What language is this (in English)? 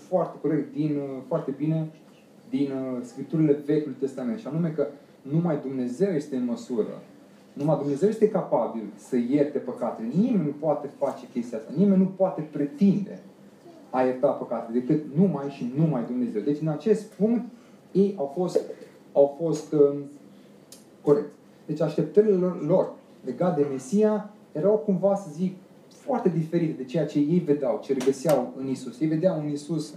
Romanian